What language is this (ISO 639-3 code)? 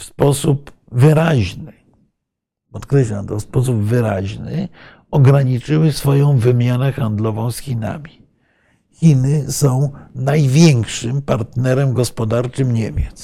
pol